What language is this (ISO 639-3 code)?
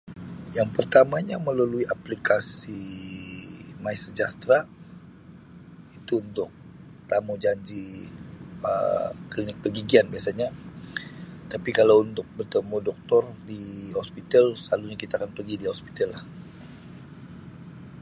msi